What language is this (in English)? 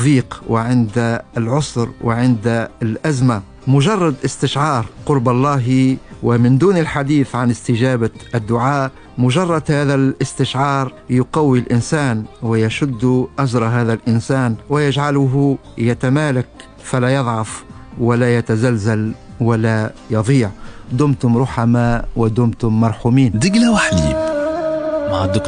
Arabic